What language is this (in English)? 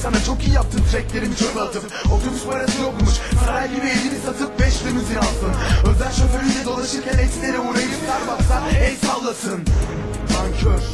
Turkish